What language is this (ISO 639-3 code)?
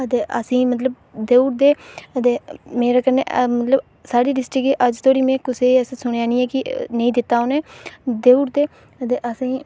doi